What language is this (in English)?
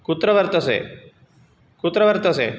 Sanskrit